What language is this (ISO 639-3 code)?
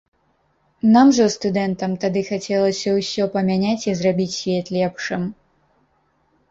bel